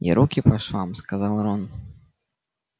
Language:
Russian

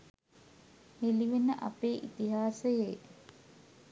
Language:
Sinhala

